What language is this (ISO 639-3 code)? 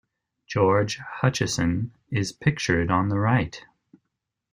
eng